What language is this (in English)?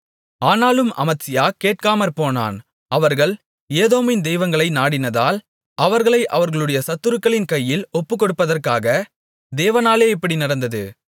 Tamil